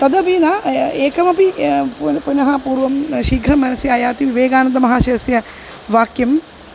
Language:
Sanskrit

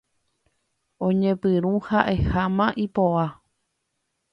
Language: Guarani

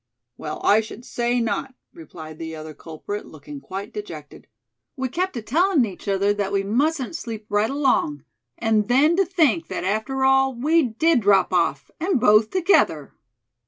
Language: English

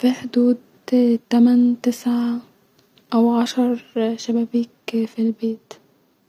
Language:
Egyptian Arabic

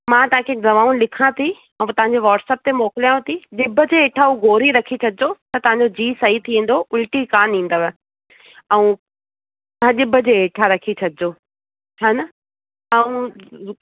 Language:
Sindhi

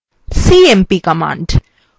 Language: Bangla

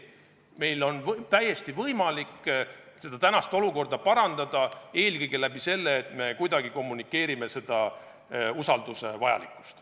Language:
Estonian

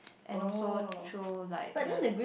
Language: English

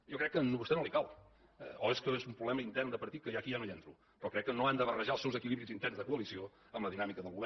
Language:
Catalan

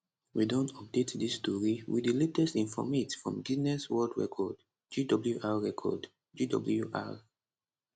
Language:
Nigerian Pidgin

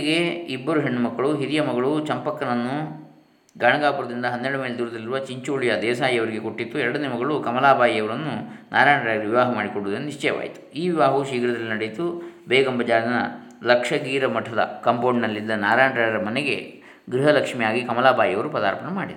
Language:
Kannada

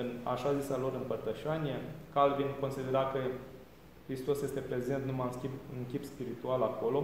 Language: Romanian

